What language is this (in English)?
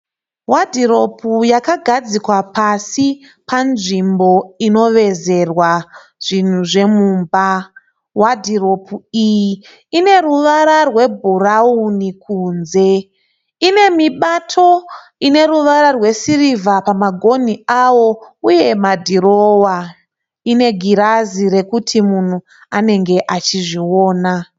Shona